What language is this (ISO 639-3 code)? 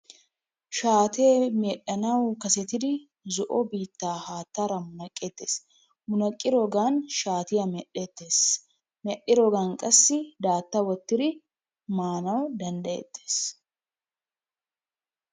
wal